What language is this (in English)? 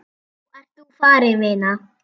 Icelandic